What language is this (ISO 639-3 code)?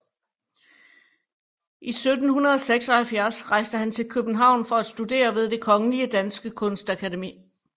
dan